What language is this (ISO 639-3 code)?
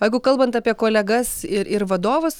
lit